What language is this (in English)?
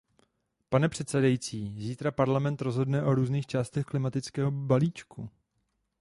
Czech